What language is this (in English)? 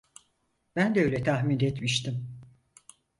Turkish